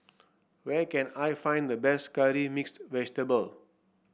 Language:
English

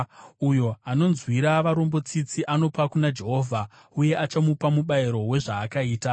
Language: Shona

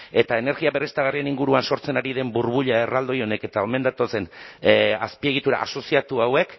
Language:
Basque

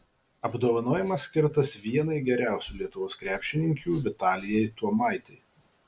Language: Lithuanian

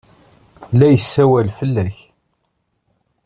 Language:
Kabyle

